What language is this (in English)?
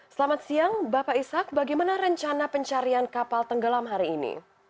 Indonesian